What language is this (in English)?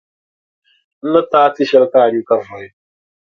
Dagbani